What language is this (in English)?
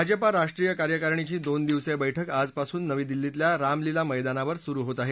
Marathi